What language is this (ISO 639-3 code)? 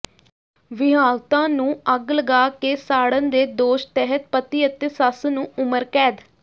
pan